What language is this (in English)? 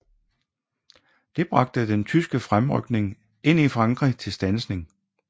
Danish